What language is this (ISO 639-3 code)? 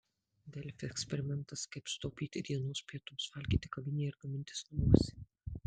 lit